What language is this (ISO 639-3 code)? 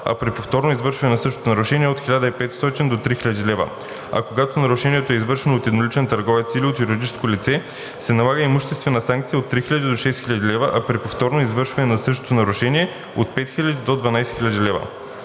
bul